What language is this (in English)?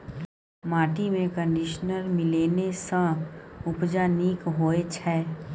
Maithili